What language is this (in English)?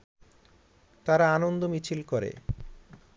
Bangla